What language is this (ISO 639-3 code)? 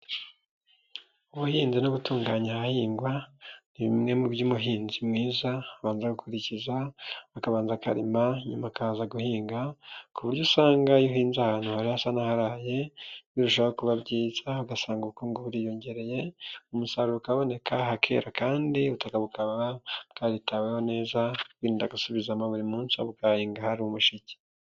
kin